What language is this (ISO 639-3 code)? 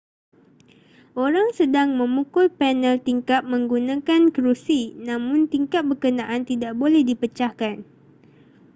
msa